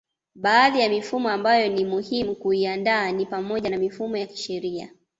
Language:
Swahili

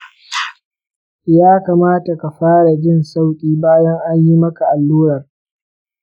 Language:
Hausa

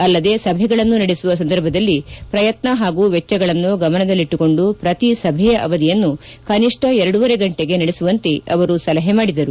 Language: Kannada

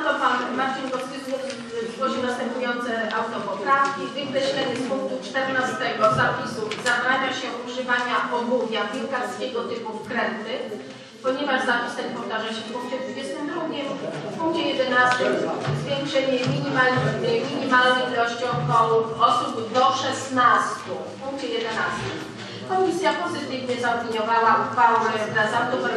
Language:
Polish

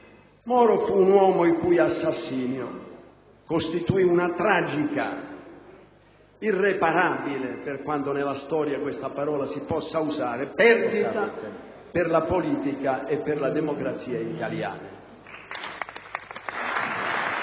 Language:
Italian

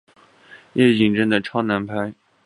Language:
Chinese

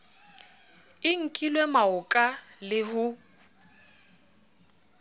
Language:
Southern Sotho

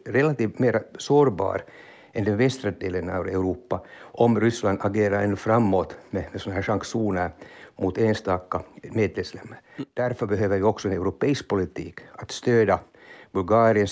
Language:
Swedish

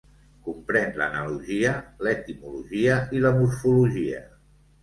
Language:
Catalan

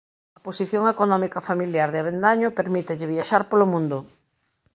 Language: Galician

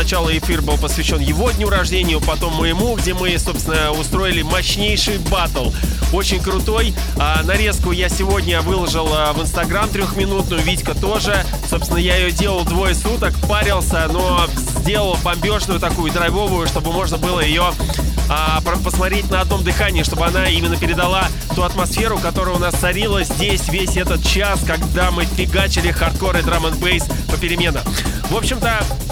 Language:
Russian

